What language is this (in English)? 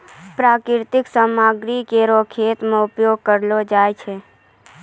Maithili